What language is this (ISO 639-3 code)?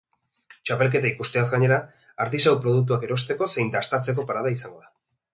eus